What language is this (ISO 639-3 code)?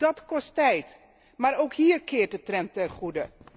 nld